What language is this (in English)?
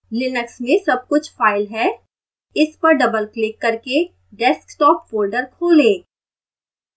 Hindi